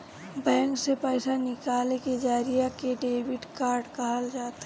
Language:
Bhojpuri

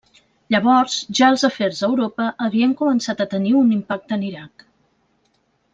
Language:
Catalan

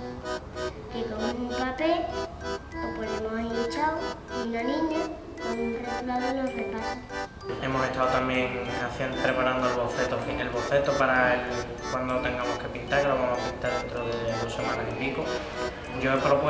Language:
Spanish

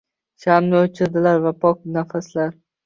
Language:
Uzbek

